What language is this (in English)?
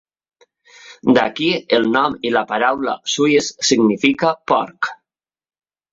Catalan